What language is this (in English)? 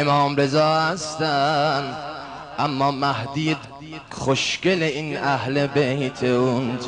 Persian